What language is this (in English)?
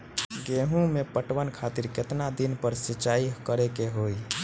Bhojpuri